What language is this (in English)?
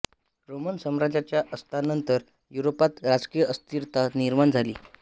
Marathi